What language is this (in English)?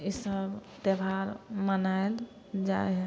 Maithili